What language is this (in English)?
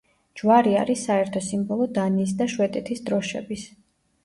Georgian